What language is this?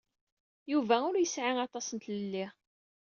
Kabyle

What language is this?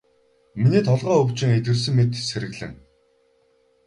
Mongolian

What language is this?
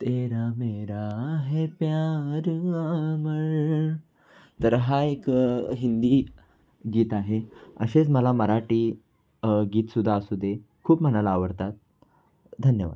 Marathi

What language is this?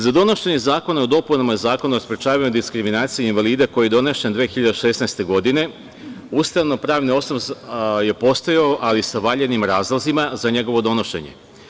Serbian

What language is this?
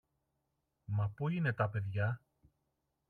Greek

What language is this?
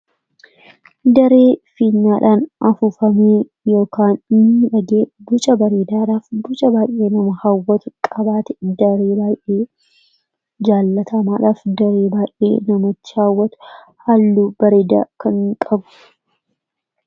Oromo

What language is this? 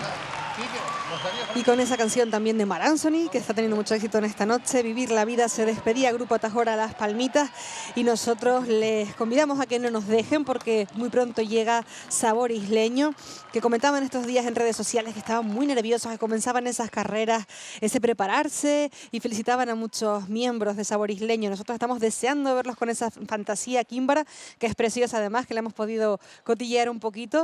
Spanish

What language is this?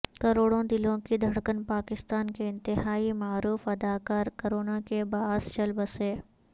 Urdu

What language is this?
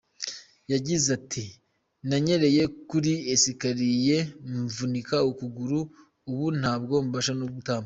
Kinyarwanda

